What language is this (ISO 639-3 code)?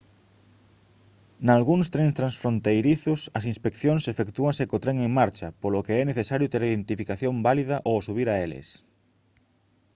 glg